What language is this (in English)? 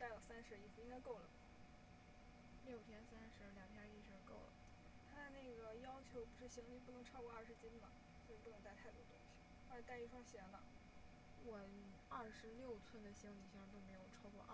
Chinese